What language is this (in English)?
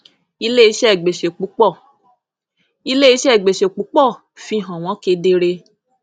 Yoruba